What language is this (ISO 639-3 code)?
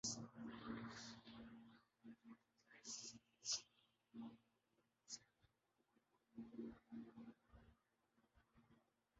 urd